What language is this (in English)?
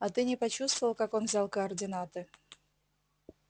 Russian